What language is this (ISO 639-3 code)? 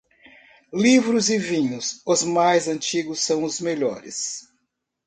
por